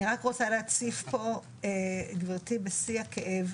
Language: Hebrew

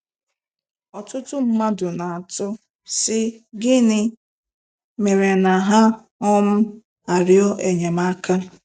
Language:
Igbo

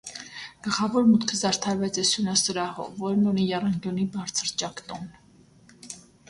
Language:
Armenian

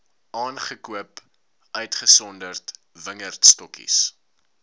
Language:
Afrikaans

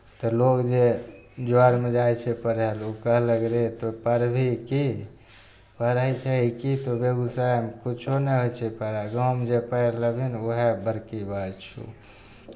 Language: Maithili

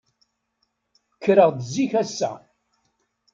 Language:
Kabyle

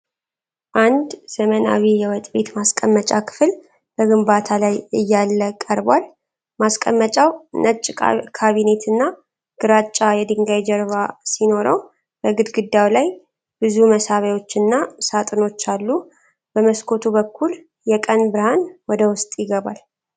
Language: Amharic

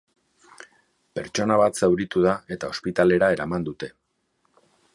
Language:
Basque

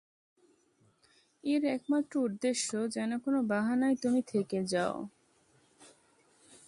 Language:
Bangla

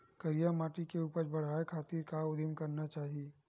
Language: Chhattisgarhi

